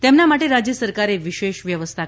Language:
Gujarati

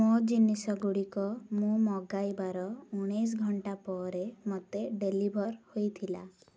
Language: Odia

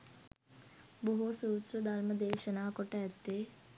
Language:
Sinhala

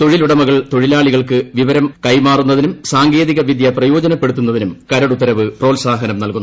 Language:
Malayalam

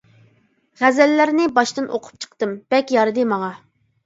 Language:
Uyghur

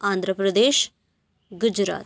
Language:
Kannada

